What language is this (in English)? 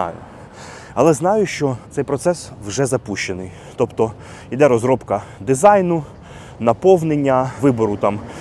Ukrainian